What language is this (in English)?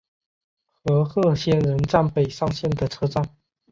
Chinese